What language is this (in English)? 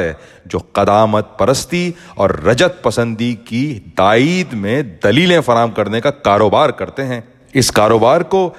Urdu